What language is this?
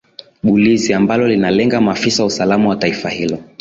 Swahili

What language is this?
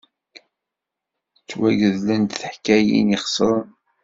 Kabyle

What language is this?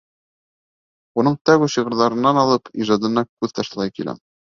Bashkir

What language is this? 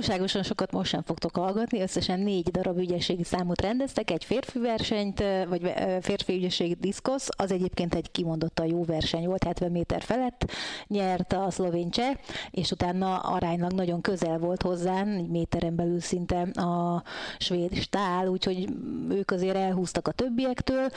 Hungarian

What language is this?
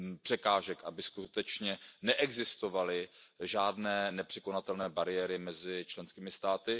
Czech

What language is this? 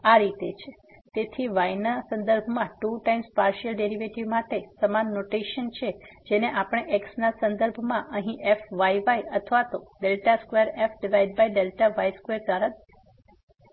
Gujarati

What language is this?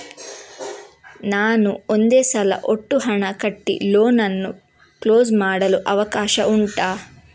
Kannada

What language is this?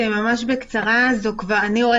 Hebrew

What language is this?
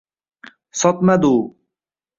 Uzbek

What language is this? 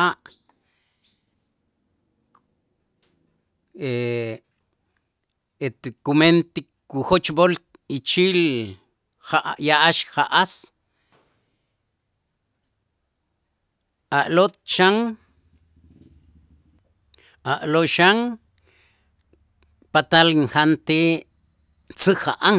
Itzá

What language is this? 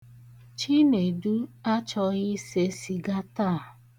Igbo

